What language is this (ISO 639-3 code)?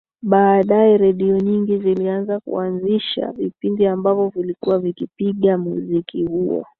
swa